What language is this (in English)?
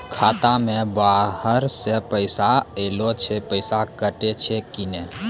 Maithili